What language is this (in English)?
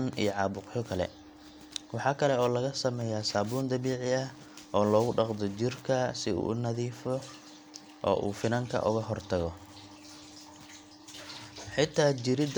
Somali